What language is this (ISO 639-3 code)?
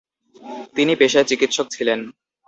ben